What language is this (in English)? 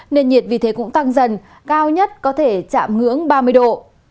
Vietnamese